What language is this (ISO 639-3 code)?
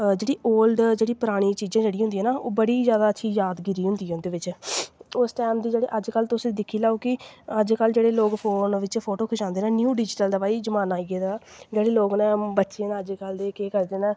doi